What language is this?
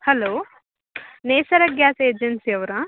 Kannada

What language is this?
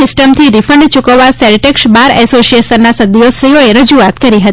Gujarati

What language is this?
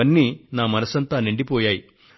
Telugu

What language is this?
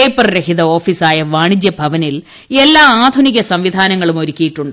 Malayalam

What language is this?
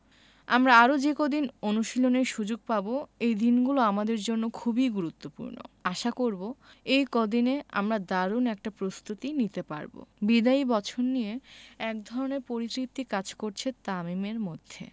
Bangla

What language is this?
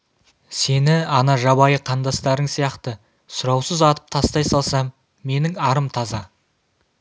Kazakh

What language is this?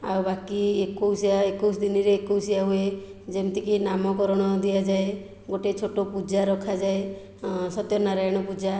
Odia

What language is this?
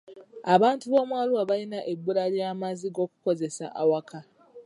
Ganda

